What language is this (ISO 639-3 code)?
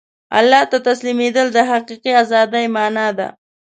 pus